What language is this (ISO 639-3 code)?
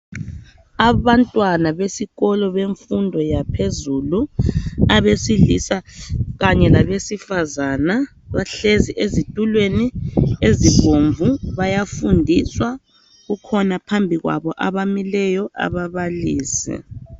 nde